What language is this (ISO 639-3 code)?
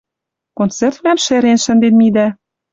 mrj